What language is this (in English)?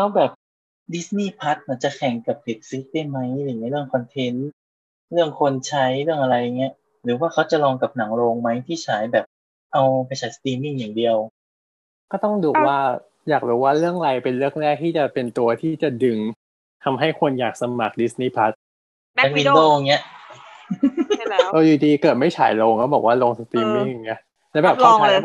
Thai